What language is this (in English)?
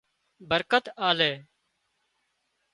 Wadiyara Koli